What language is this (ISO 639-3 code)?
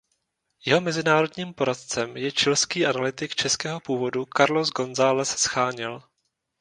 ces